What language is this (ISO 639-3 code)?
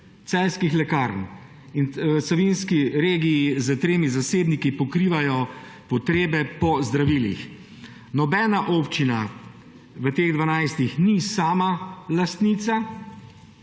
slv